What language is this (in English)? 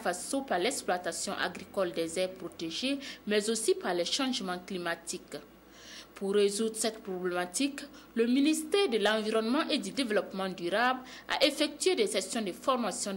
French